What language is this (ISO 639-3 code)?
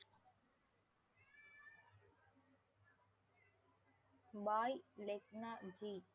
tam